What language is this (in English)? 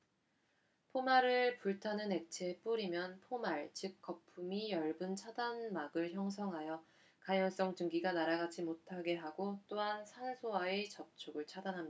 Korean